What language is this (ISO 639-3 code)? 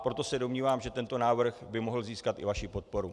ces